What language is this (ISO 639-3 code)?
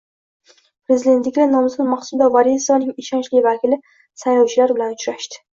uzb